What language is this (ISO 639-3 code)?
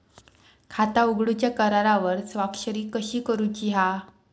mar